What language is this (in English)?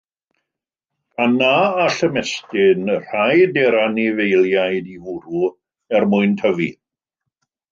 Welsh